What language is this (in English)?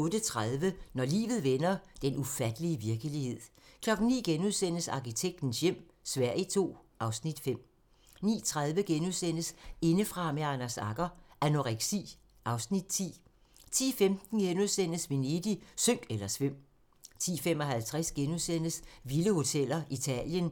Danish